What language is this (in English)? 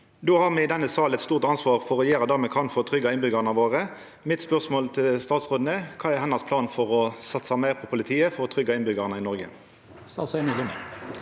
Norwegian